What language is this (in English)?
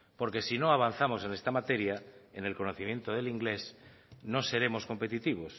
Spanish